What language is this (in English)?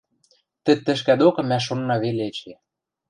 Western Mari